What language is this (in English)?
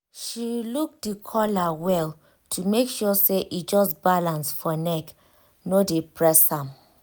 Nigerian Pidgin